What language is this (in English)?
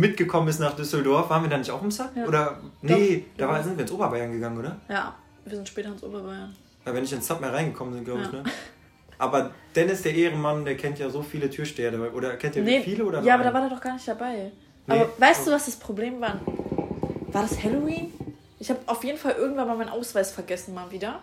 German